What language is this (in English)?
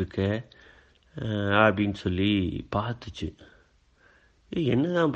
Tamil